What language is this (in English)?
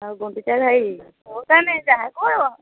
Odia